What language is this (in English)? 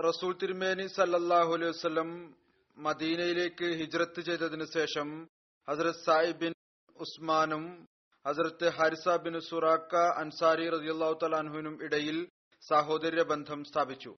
Malayalam